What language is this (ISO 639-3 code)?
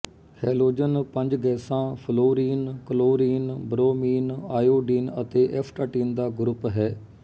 pan